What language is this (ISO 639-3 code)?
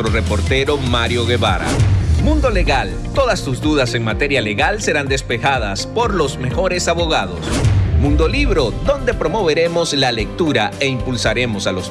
spa